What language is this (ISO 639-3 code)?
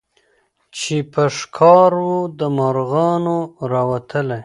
pus